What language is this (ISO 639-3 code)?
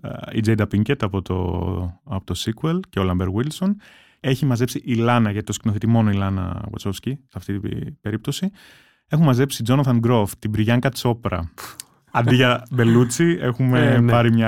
ell